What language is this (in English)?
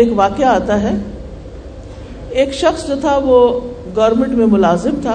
Urdu